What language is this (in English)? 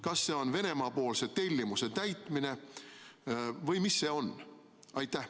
Estonian